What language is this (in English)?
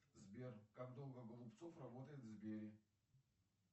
Russian